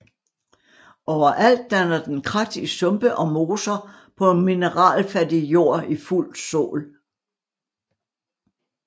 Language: Danish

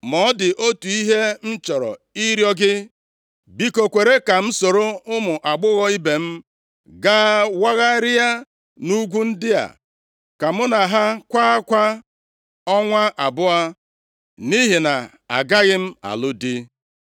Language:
Igbo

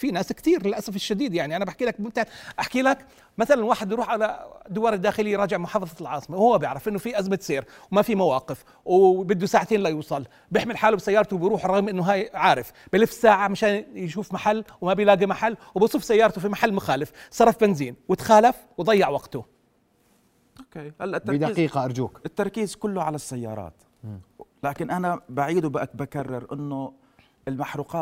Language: Arabic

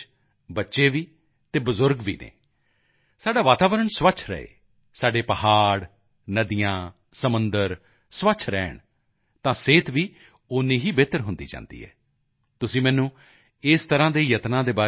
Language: Punjabi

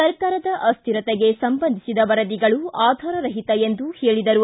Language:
Kannada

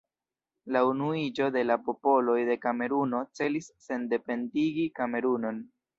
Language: Esperanto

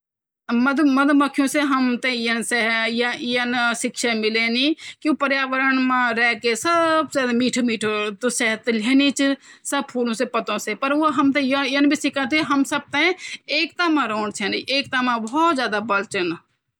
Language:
Garhwali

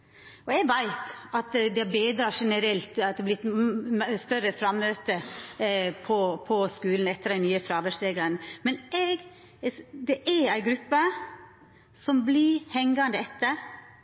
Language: Norwegian Nynorsk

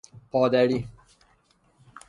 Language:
Persian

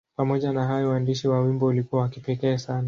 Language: Swahili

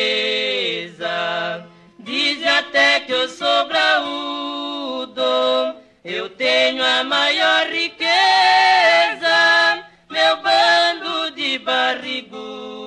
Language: Portuguese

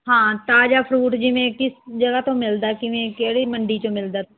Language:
Punjabi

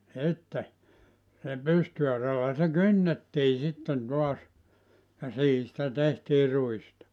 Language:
Finnish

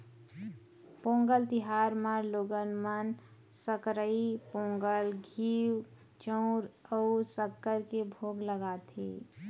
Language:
Chhattisgarhi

